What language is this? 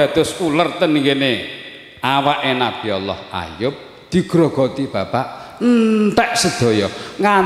Indonesian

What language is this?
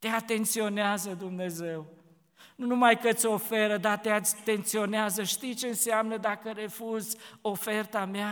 Romanian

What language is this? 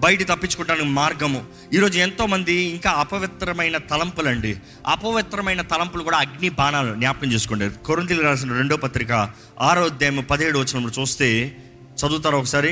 Telugu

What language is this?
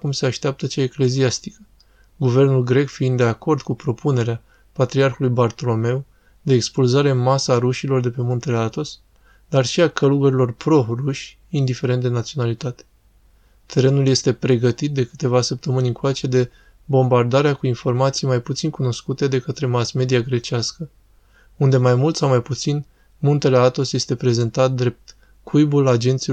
Romanian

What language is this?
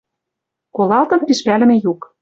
Western Mari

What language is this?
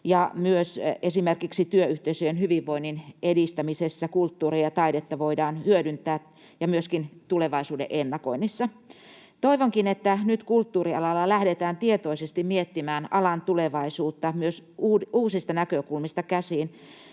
Finnish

